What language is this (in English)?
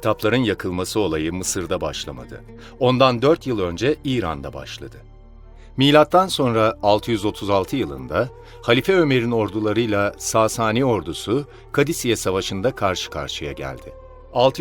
Turkish